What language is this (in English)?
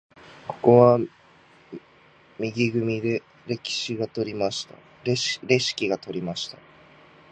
Japanese